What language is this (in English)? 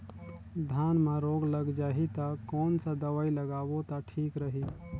Chhattisgarhi